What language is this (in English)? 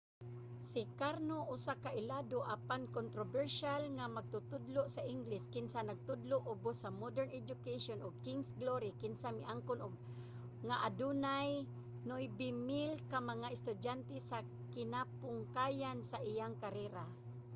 Cebuano